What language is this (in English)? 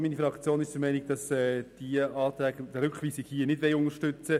Swiss German